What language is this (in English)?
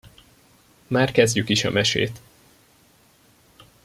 Hungarian